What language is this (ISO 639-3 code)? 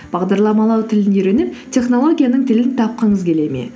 kaz